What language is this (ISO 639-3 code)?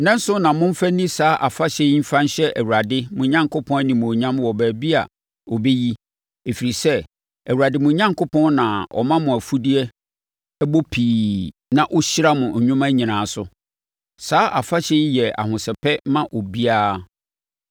aka